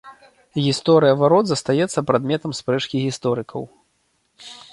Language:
Belarusian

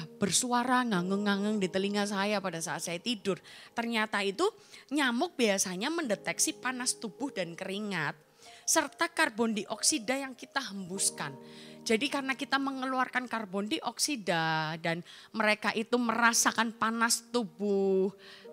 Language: Indonesian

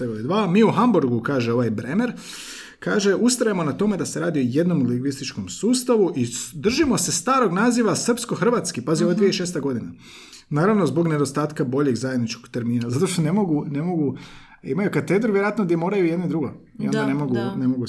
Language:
Croatian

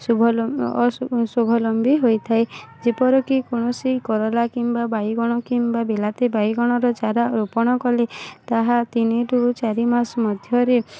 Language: Odia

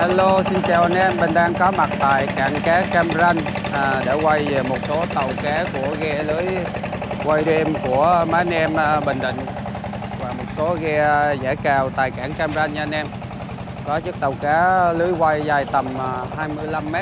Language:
Vietnamese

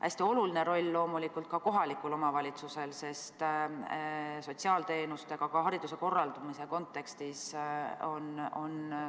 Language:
Estonian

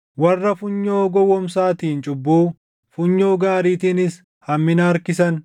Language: Oromo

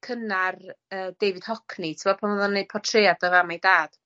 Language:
Welsh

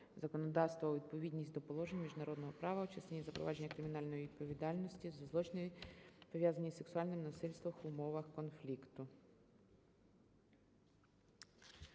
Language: Ukrainian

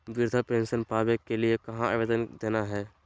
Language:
Magahi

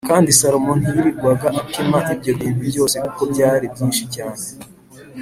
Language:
Kinyarwanda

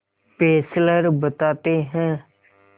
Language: Hindi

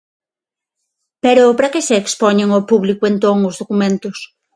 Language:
Galician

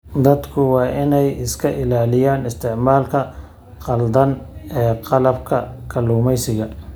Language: Somali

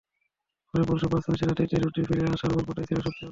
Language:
Bangla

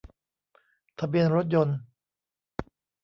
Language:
Thai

